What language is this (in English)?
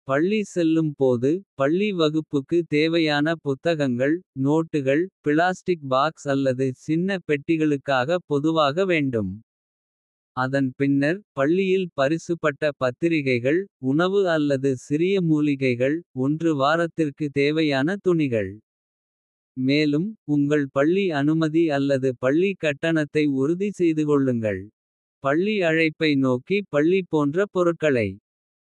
Kota (India)